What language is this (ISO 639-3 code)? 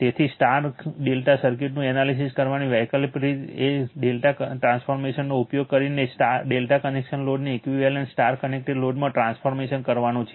guj